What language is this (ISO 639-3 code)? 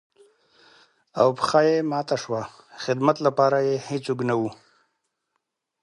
pus